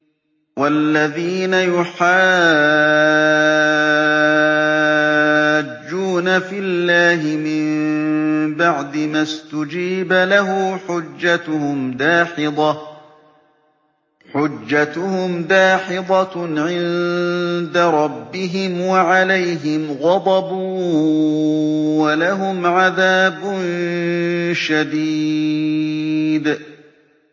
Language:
Arabic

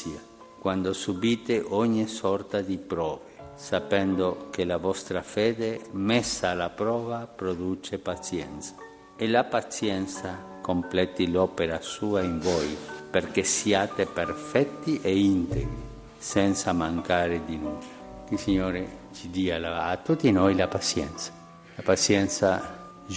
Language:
Italian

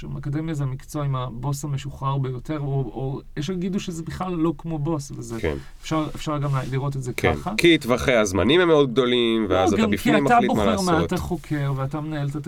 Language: Hebrew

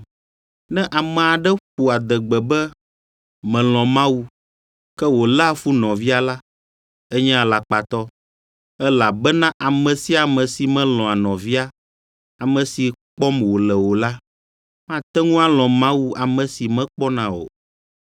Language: Ewe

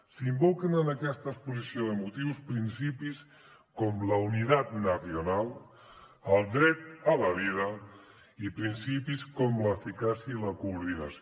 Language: Catalan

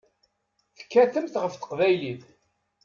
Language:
Kabyle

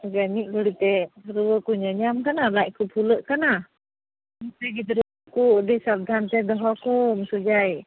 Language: Santali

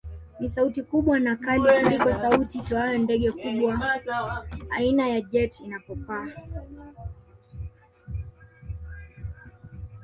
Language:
Swahili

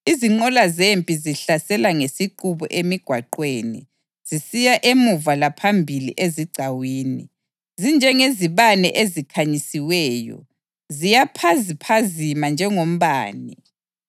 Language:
North Ndebele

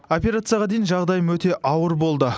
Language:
Kazakh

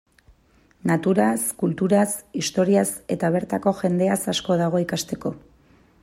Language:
Basque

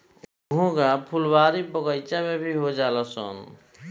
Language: Bhojpuri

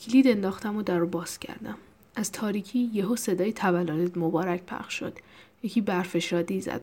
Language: Persian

